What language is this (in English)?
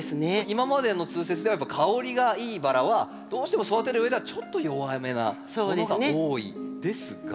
Japanese